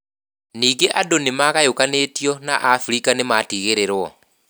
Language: Kikuyu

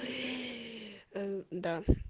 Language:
Russian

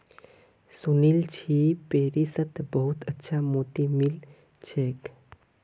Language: Magahi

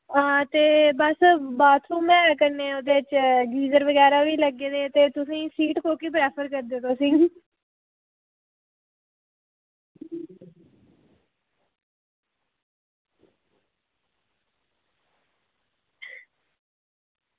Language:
Dogri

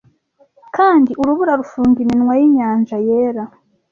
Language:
Kinyarwanda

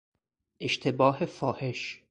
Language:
Persian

